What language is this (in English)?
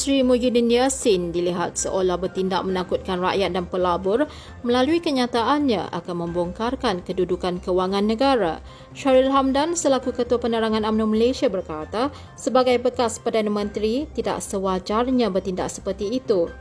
Malay